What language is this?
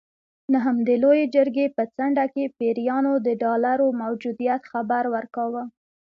Pashto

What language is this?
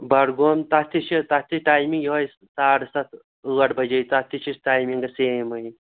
Kashmiri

